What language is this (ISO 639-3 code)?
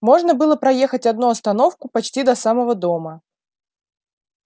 rus